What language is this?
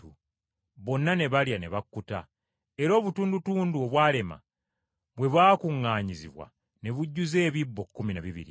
Ganda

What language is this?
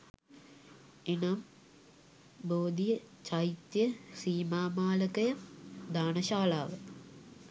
Sinhala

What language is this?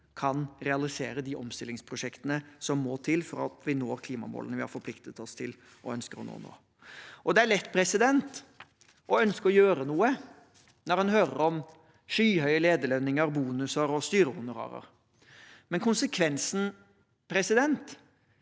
Norwegian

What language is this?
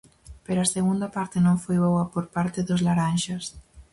Galician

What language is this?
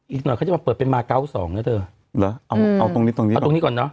Thai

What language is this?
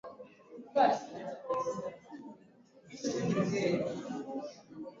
Swahili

